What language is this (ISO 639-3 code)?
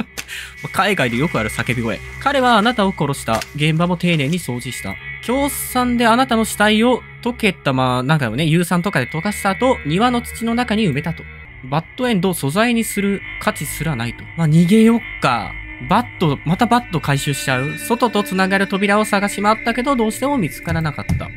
jpn